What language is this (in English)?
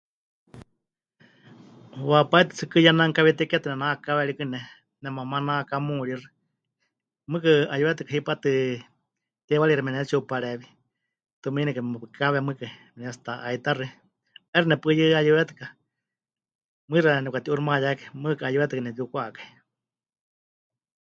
Huichol